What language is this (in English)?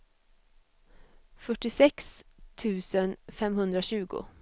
Swedish